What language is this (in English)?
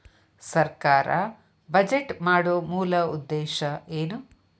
Kannada